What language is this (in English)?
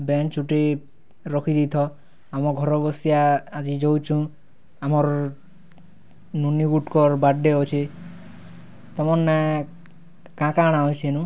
Odia